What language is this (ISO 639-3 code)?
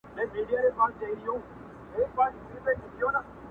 pus